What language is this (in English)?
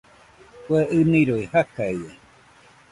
Nüpode Huitoto